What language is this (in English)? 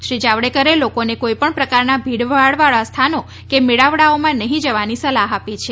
Gujarati